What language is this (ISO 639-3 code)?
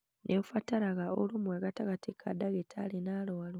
kik